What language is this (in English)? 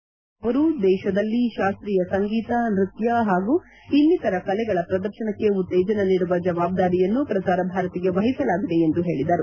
Kannada